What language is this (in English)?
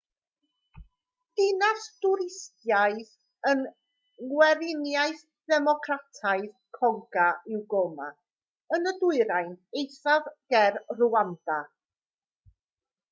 Welsh